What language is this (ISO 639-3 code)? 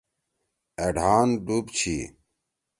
trw